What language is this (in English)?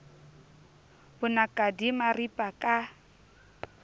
Southern Sotho